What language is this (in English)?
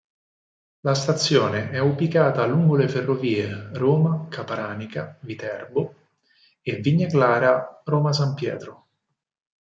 Italian